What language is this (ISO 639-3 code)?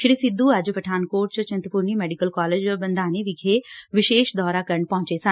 pan